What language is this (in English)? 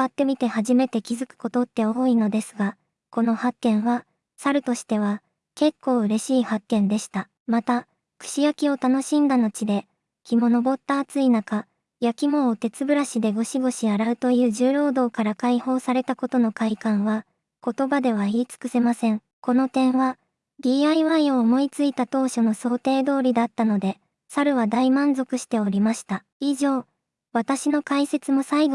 Japanese